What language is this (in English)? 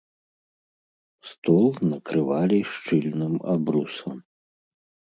Belarusian